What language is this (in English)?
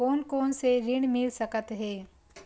Chhattisgarhi